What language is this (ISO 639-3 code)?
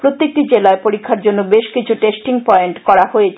ben